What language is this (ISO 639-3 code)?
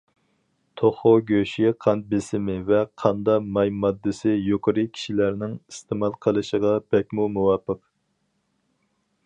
uig